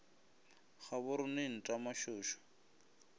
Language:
Northern Sotho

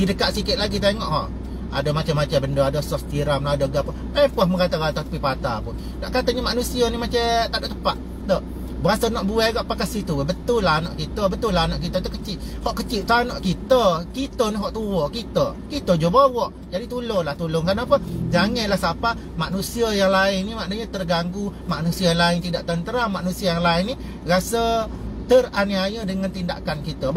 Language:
Malay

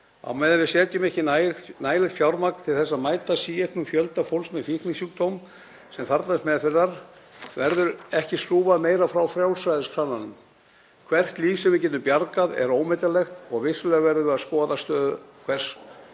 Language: Icelandic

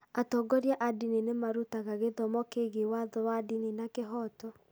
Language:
Kikuyu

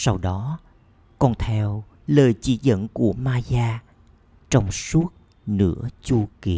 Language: Vietnamese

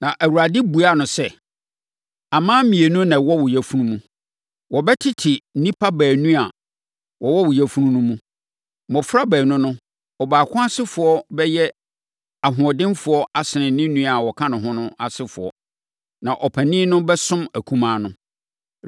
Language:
Akan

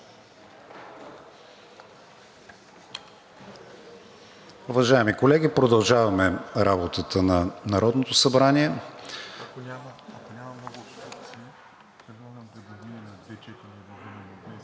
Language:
Bulgarian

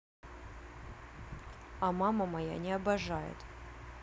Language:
Russian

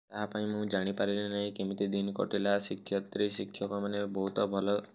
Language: Odia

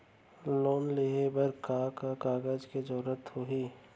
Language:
Chhattisgarhi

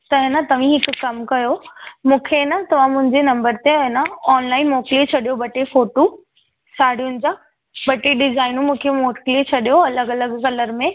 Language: Sindhi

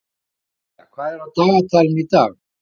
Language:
Icelandic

